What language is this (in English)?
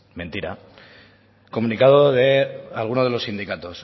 Spanish